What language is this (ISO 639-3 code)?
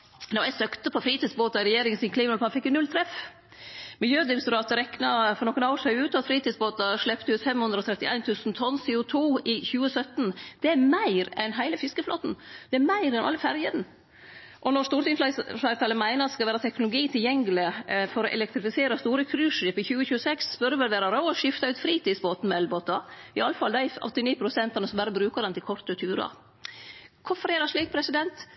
nno